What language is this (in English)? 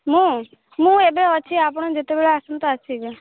Odia